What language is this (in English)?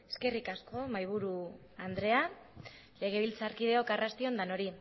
Basque